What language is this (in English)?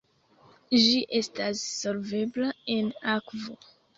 Esperanto